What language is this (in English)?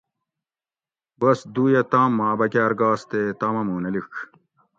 Gawri